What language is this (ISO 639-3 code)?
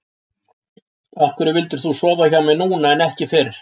isl